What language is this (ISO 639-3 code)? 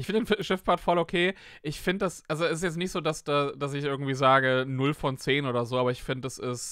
deu